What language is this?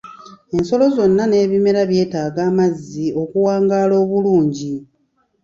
Ganda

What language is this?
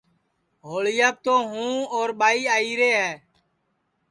Sansi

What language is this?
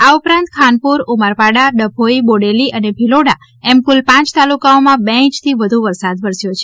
Gujarati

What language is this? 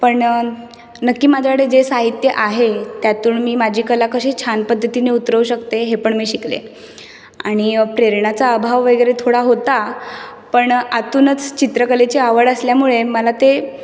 Marathi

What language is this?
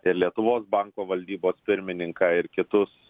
Lithuanian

